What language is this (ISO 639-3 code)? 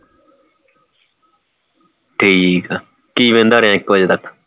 pan